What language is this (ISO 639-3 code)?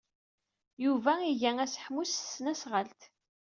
kab